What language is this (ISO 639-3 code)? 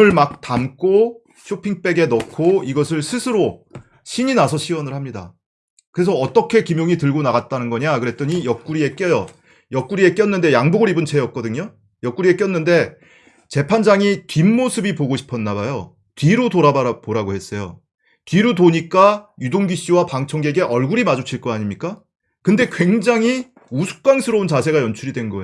kor